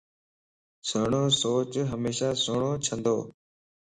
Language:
Lasi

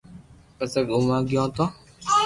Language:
Loarki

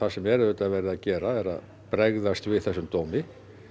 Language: Icelandic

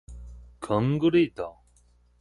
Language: Min Nan Chinese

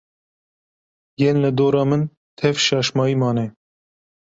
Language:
Kurdish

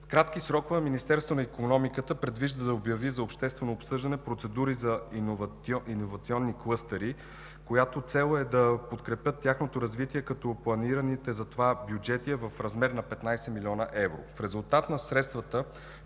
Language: Bulgarian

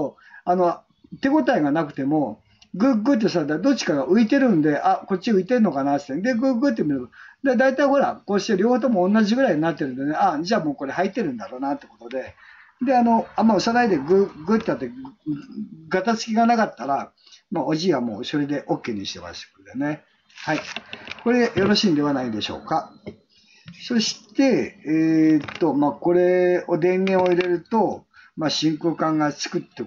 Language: Japanese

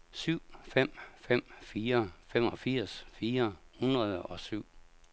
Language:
Danish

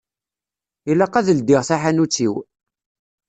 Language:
Kabyle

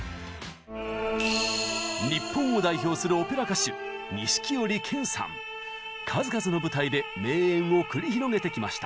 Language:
Japanese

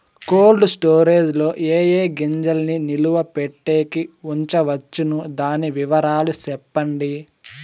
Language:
Telugu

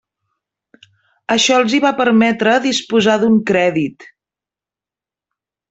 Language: Catalan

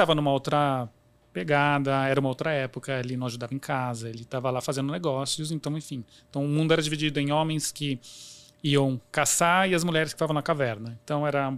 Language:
Portuguese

